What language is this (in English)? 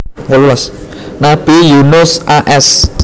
Javanese